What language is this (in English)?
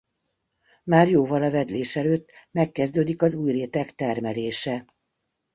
Hungarian